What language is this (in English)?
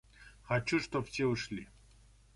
Russian